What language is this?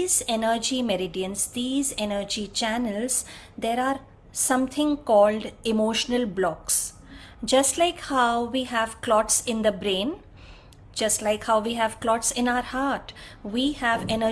English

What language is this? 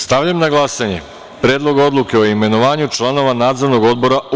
Serbian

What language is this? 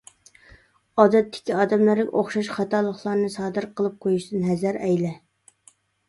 Uyghur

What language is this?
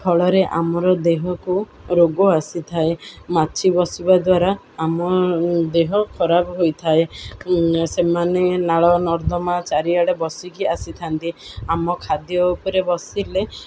Odia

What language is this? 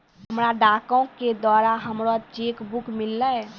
Maithili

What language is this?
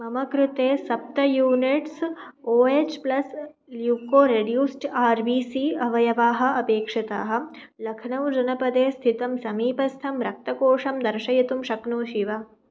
Sanskrit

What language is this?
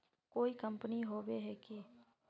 Magahi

